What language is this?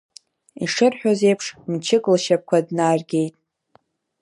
Abkhazian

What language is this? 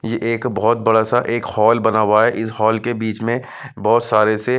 Hindi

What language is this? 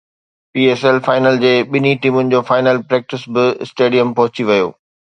Sindhi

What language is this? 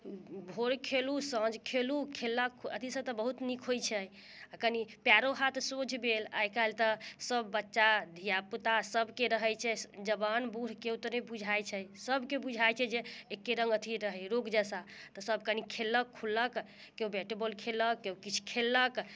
Maithili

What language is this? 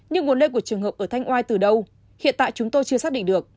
Vietnamese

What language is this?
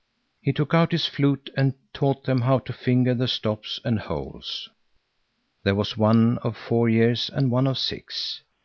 English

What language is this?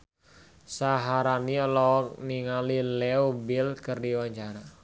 Sundanese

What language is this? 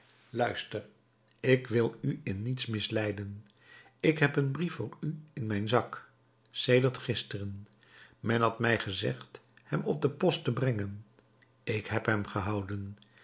Dutch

